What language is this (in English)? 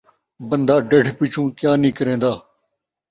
Saraiki